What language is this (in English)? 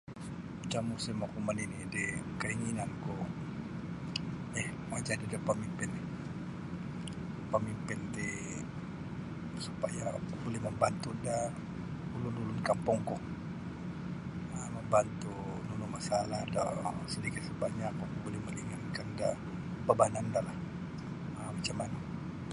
Sabah Bisaya